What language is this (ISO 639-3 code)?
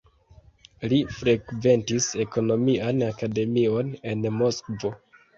epo